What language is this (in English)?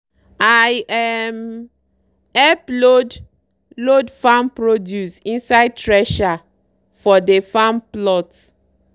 Nigerian Pidgin